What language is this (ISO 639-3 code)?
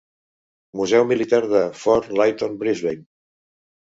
cat